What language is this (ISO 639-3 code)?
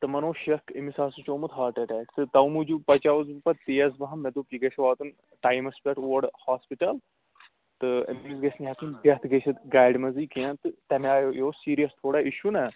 kas